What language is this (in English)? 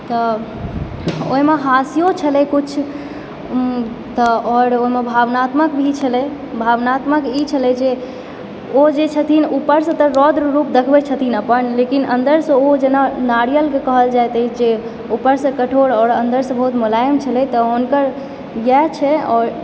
Maithili